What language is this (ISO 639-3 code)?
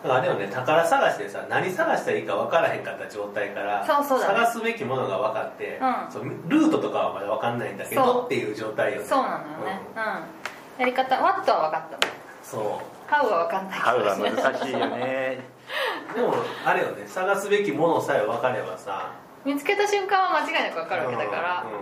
jpn